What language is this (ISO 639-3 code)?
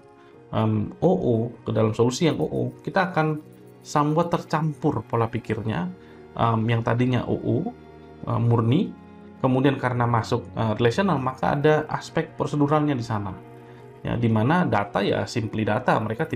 ind